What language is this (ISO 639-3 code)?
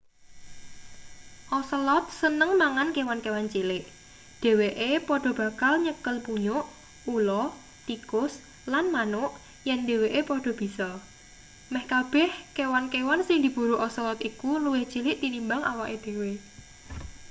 jav